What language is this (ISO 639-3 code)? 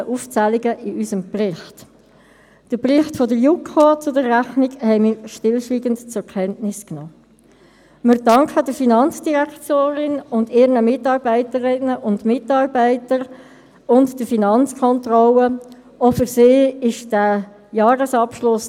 gsw